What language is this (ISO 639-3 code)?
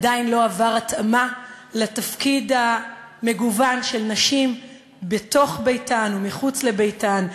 heb